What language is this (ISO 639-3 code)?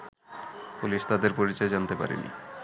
ben